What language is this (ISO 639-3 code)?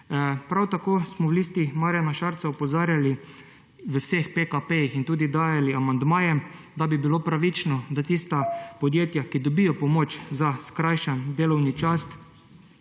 slv